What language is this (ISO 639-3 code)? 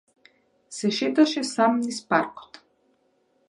mkd